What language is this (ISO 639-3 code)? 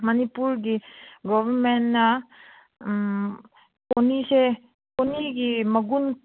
mni